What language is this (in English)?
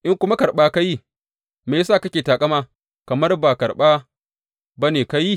Hausa